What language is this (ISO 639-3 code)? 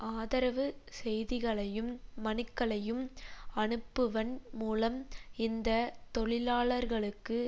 tam